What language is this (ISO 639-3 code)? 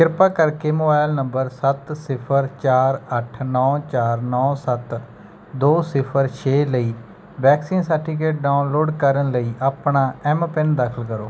pan